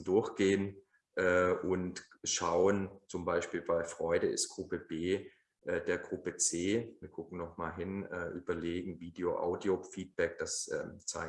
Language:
German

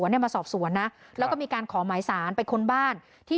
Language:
Thai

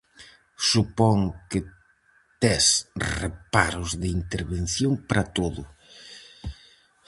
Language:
Galician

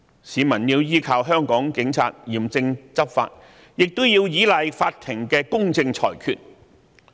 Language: Cantonese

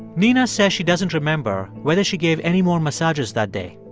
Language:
English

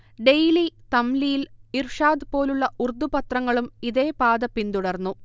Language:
Malayalam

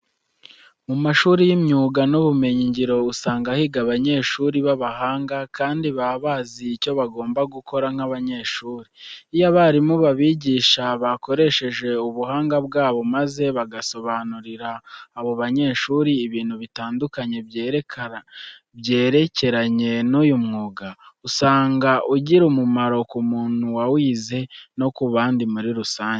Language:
Kinyarwanda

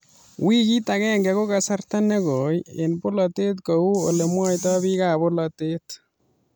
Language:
Kalenjin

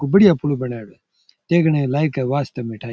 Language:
Rajasthani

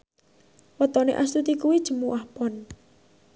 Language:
Javanese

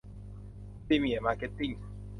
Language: Thai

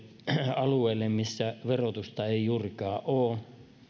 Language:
Finnish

